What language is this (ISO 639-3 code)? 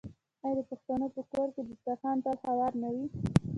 pus